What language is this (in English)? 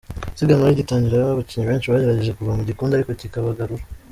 Kinyarwanda